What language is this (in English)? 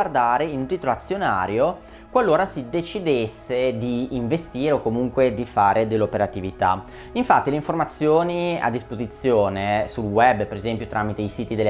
Italian